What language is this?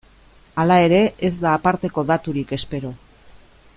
Basque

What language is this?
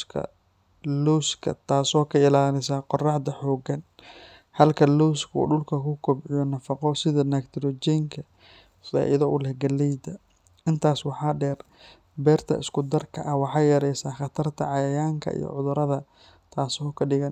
Somali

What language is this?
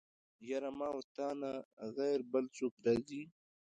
Pashto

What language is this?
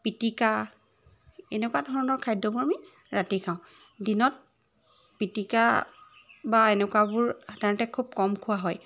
Assamese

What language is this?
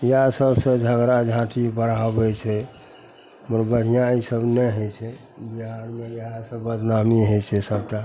Maithili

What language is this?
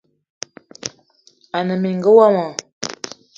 Eton (Cameroon)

